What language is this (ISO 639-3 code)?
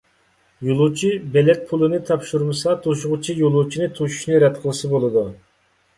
uig